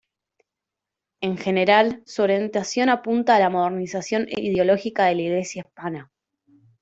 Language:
Spanish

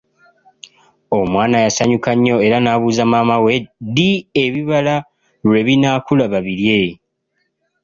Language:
Ganda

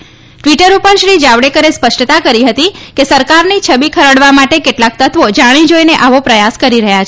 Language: Gujarati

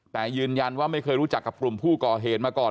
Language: Thai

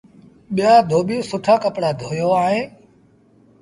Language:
Sindhi Bhil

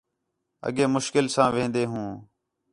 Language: Khetrani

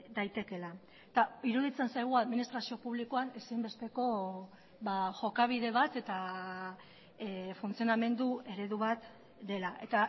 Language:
Basque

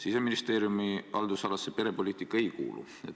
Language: Estonian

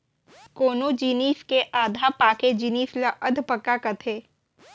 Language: Chhattisgarhi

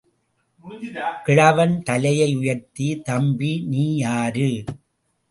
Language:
Tamil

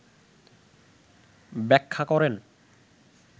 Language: Bangla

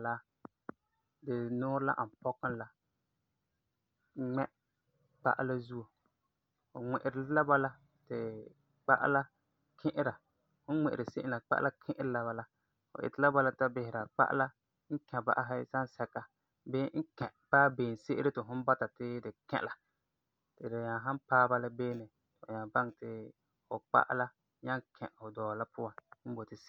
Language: Frafra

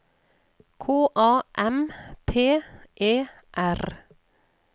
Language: Norwegian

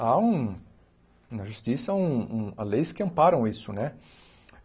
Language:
Portuguese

